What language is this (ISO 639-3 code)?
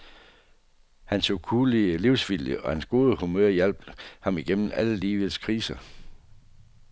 dan